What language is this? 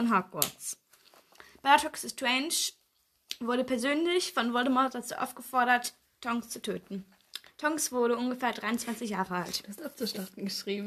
German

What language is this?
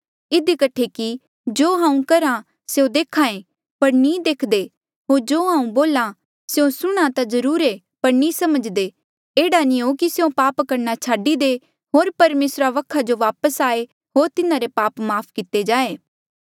Mandeali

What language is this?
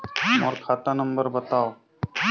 Chhattisgarhi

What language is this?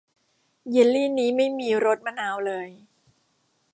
Thai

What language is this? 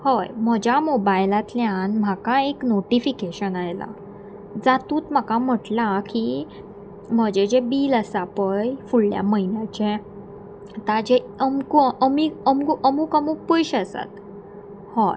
Konkani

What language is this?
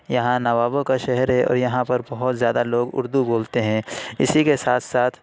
Urdu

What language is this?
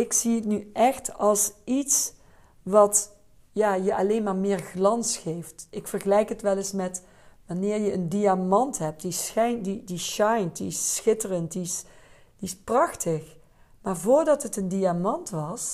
Dutch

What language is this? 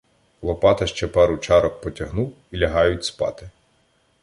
Ukrainian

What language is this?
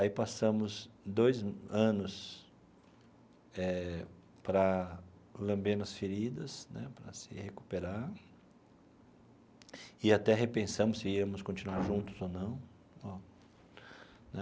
Portuguese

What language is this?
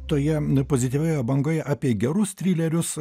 Lithuanian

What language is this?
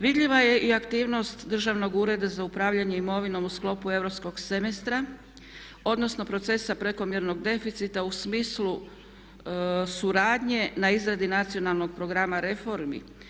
Croatian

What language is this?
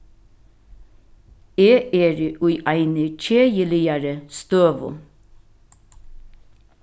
Faroese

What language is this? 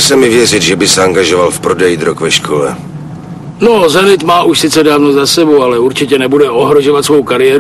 Czech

